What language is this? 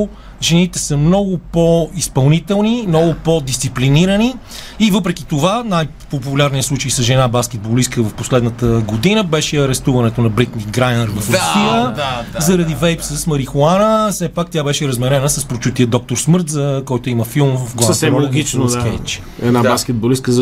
Bulgarian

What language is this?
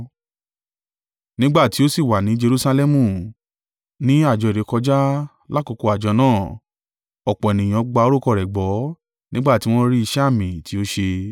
Yoruba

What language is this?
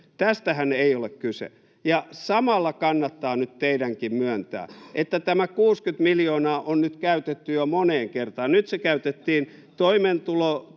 Finnish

